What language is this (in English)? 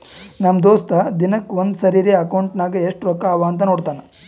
Kannada